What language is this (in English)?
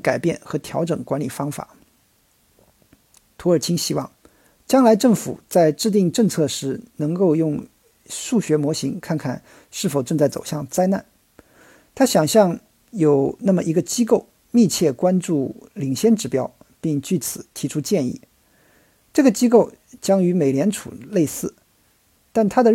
Chinese